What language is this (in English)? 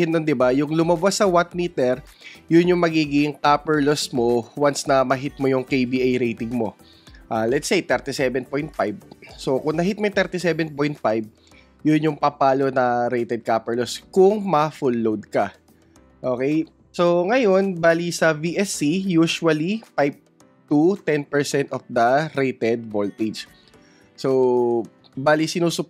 Filipino